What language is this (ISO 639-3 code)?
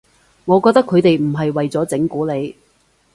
yue